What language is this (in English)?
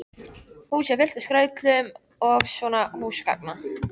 Icelandic